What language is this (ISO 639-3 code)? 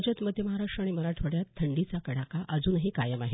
mar